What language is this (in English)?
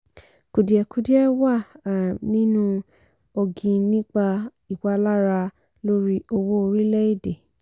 Yoruba